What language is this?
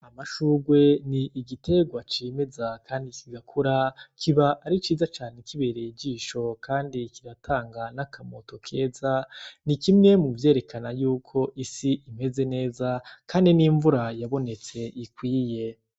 Rundi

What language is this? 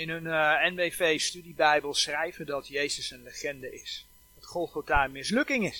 Dutch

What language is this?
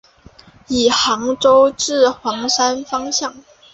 Chinese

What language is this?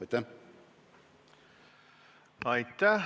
Estonian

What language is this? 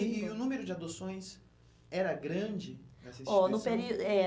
Portuguese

